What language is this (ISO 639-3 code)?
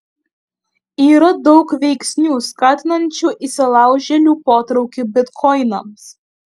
lit